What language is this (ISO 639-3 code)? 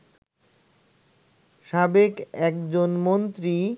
ben